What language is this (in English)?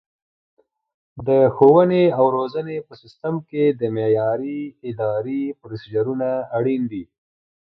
Pashto